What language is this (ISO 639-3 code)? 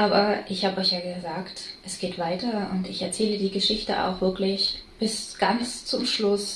deu